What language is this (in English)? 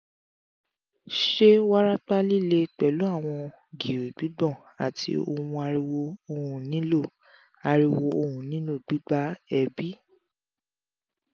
Yoruba